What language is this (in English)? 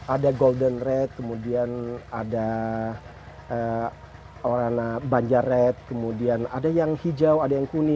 Indonesian